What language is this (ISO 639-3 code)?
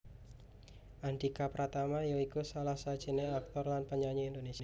jav